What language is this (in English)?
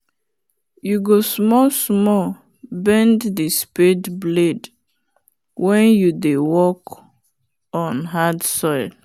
Nigerian Pidgin